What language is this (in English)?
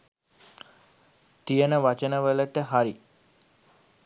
Sinhala